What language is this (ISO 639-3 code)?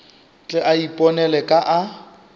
nso